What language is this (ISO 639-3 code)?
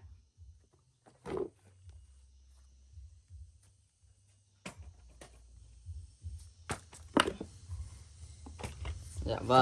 vie